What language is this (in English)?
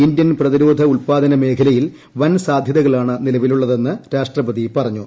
Malayalam